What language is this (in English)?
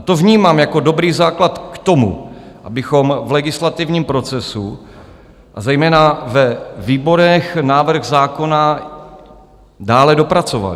Czech